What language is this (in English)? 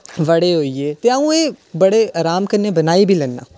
Dogri